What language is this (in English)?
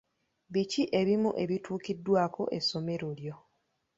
Ganda